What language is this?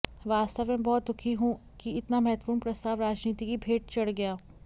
Hindi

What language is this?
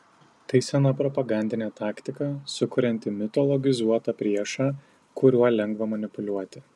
Lithuanian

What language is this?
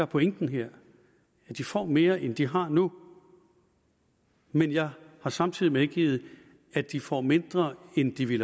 Danish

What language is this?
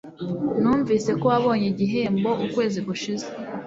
Kinyarwanda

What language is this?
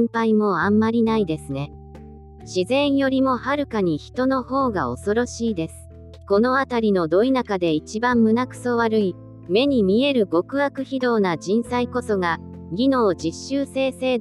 Japanese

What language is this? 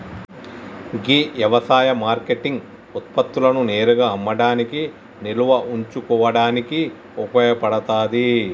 Telugu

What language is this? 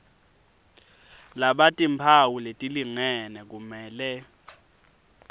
Swati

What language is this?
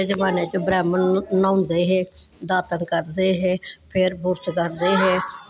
Dogri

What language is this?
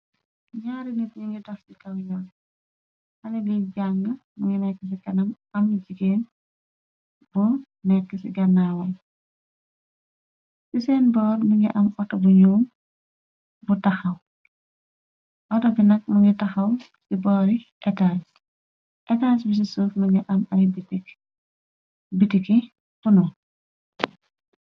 Wolof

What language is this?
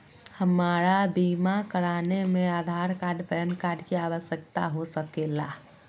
Magahi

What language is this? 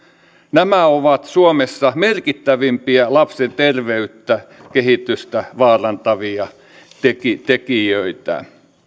Finnish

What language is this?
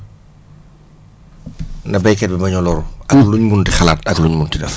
Wolof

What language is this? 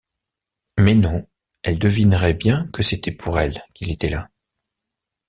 French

